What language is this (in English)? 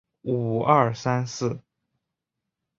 Chinese